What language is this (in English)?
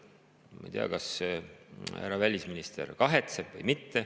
Estonian